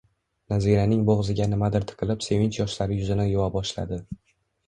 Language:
Uzbek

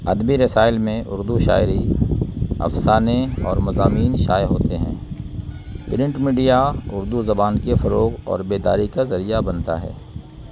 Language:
Urdu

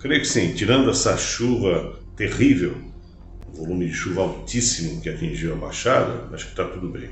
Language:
Portuguese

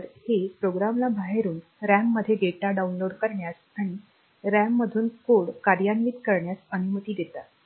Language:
Marathi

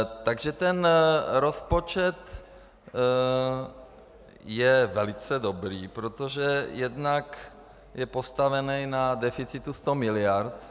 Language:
Czech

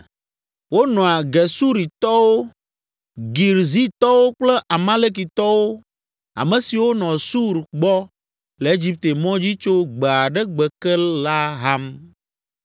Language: Ewe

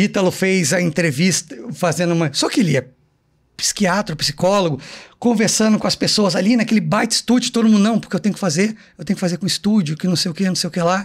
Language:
Portuguese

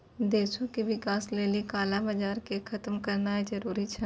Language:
Maithili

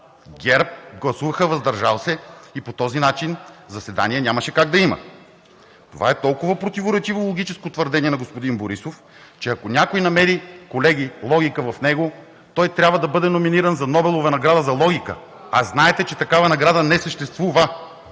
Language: Bulgarian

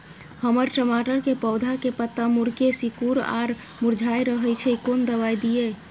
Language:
Maithili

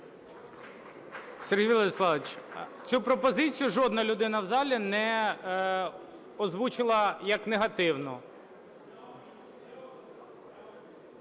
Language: Ukrainian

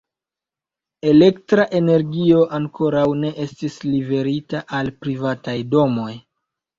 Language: Esperanto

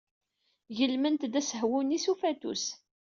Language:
Kabyle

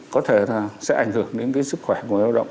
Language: Vietnamese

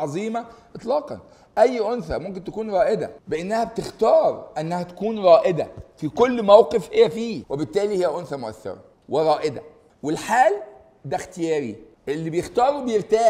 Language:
Arabic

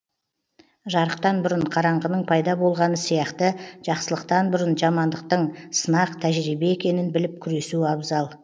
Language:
Kazakh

